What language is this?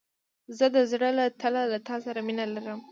Pashto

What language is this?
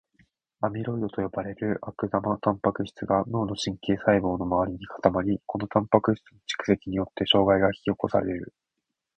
Japanese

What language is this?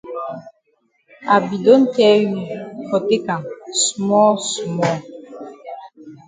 Cameroon Pidgin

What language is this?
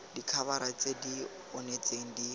Tswana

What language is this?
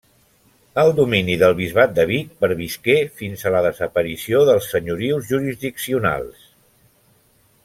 Catalan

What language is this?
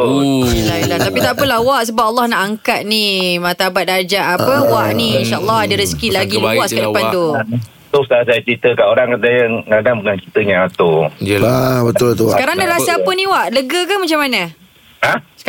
Malay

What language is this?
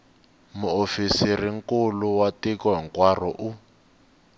Tsonga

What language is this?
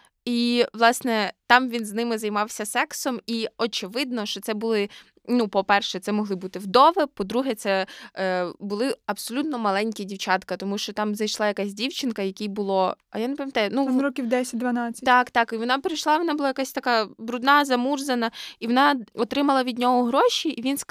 Ukrainian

